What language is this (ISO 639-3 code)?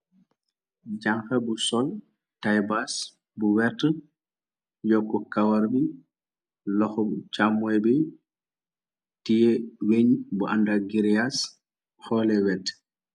wol